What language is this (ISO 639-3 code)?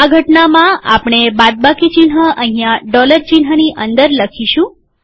guj